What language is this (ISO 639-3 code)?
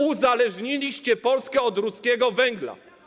pol